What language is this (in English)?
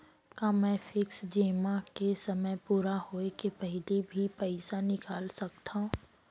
Chhattisgarhi